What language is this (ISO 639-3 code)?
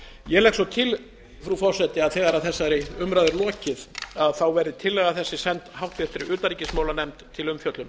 isl